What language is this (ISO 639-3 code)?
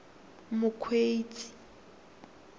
tsn